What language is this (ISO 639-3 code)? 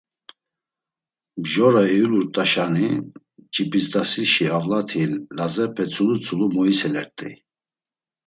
lzz